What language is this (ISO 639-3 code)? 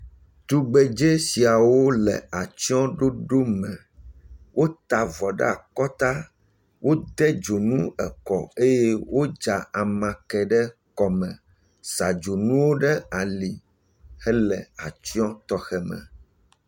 ewe